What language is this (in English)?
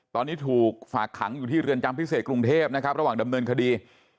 Thai